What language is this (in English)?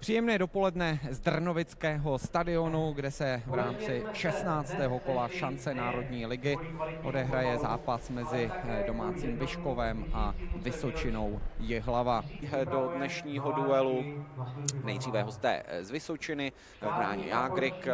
Czech